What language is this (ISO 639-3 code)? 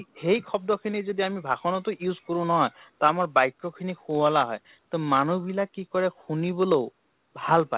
asm